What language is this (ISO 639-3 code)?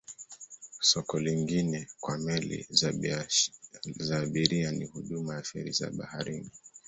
swa